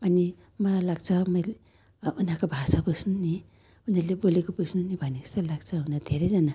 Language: Nepali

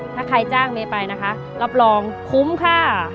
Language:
Thai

